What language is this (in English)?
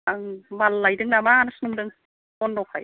Bodo